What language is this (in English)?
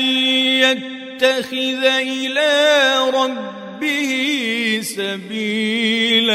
Arabic